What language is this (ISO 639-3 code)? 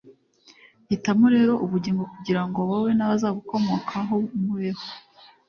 kin